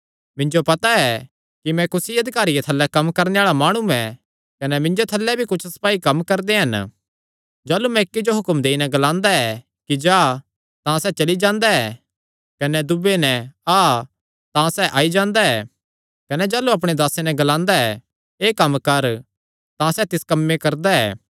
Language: Kangri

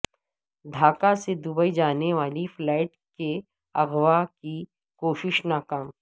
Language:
Urdu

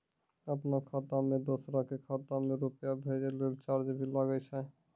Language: Maithili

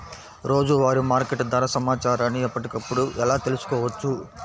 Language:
Telugu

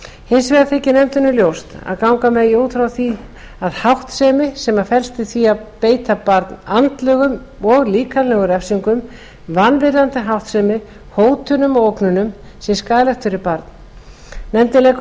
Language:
Icelandic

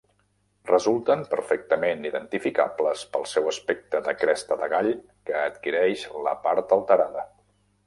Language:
Catalan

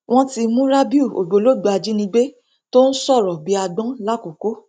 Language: Yoruba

